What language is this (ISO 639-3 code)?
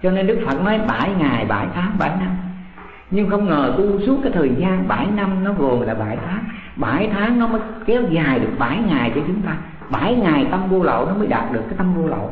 vie